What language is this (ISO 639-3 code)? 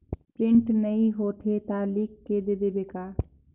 hne